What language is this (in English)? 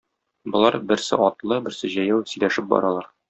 Tatar